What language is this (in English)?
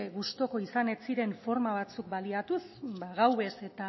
Basque